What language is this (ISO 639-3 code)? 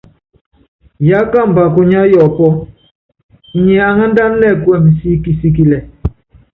yav